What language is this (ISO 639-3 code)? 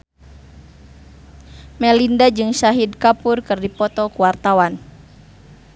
sun